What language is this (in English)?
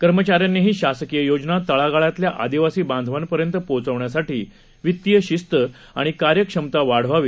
Marathi